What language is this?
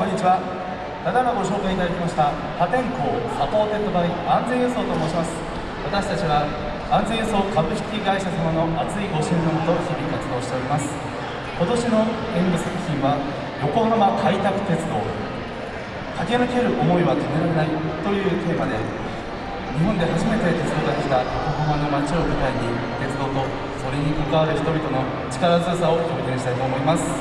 Japanese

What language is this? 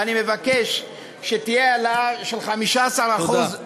Hebrew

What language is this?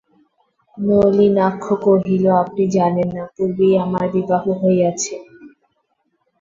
Bangla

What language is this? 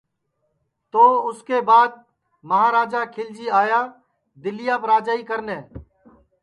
Sansi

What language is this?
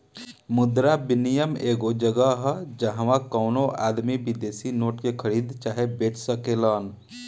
Bhojpuri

